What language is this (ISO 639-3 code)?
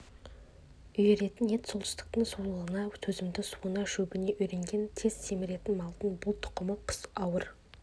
kaz